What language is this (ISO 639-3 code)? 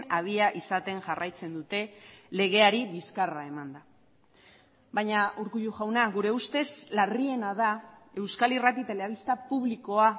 eus